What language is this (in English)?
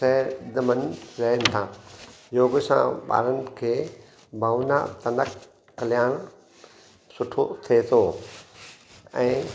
Sindhi